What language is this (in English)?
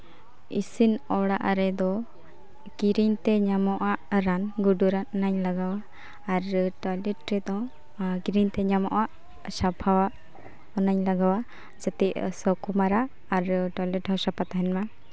Santali